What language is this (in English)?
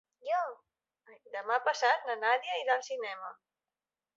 Catalan